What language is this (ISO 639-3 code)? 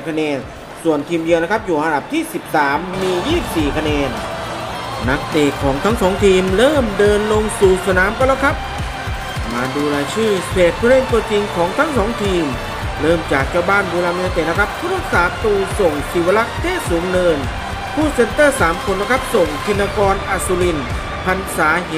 tha